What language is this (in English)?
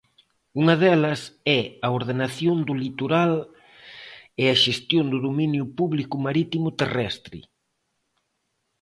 Galician